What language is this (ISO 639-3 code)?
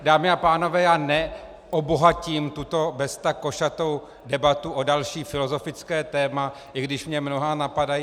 ces